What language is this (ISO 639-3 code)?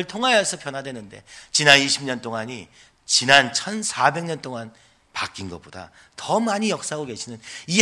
kor